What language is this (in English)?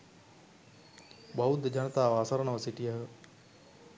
Sinhala